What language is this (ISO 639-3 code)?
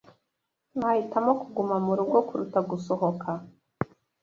kin